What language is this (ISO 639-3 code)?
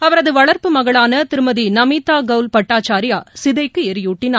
tam